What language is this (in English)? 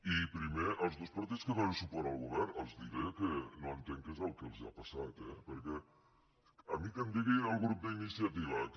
Catalan